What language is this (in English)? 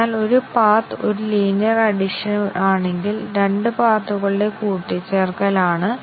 Malayalam